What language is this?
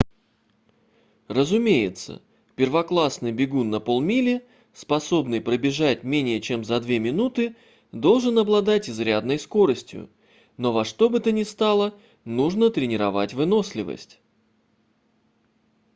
Russian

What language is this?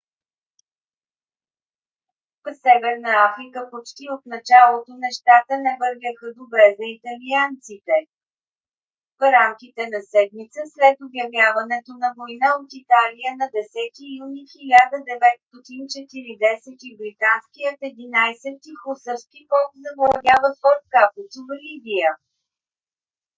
Bulgarian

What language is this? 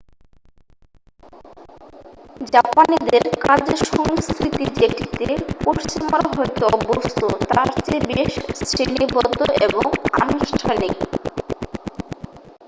Bangla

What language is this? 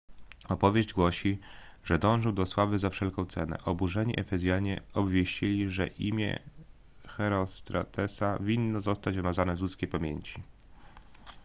Polish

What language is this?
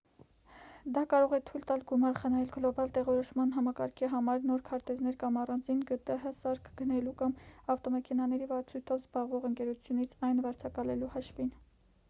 Armenian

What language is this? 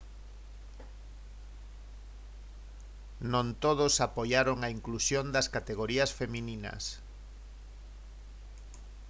Galician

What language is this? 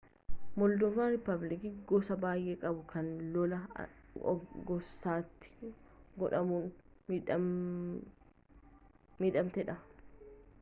Oromo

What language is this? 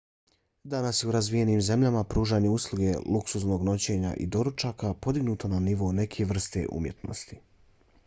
Bosnian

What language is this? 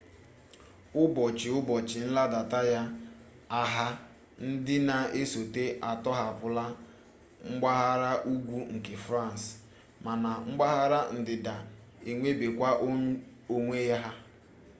Igbo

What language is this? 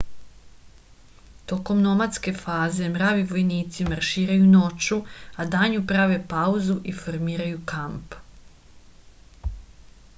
Serbian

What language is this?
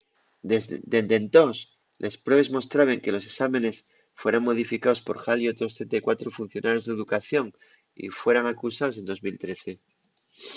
Asturian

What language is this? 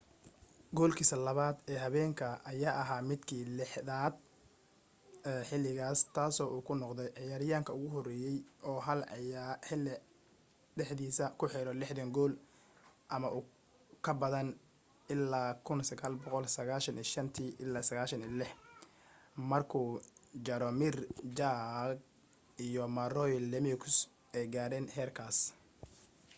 Somali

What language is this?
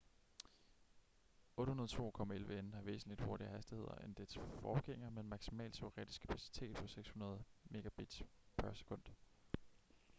Danish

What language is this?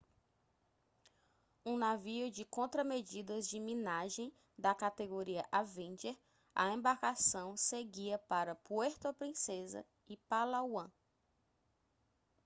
Portuguese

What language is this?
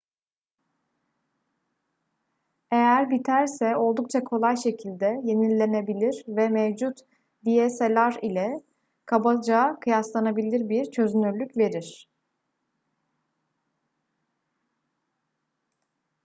Turkish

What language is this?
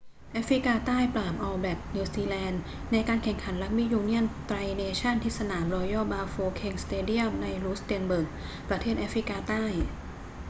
Thai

